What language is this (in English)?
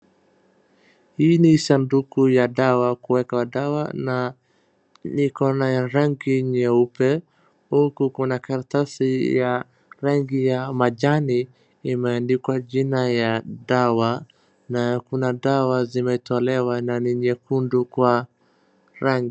Swahili